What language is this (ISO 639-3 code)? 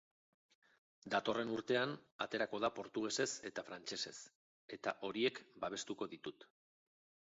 eus